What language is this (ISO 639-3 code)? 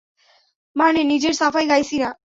ben